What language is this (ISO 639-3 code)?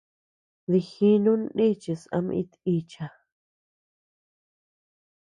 cux